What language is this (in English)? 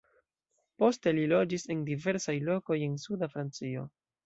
Esperanto